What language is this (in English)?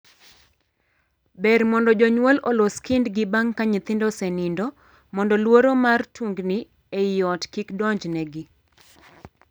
Luo (Kenya and Tanzania)